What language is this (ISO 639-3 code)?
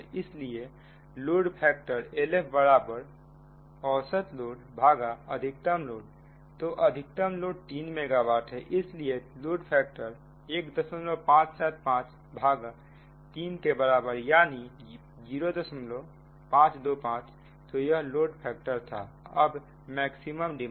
hin